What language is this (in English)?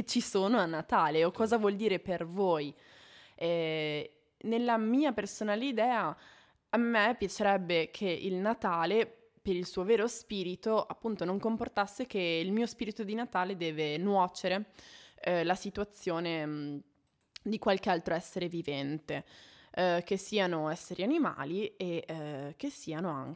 Italian